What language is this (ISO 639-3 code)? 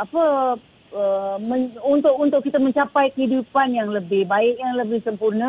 msa